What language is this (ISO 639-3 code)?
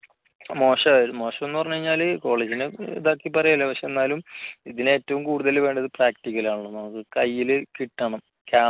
mal